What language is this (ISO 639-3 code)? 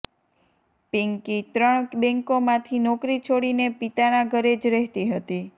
guj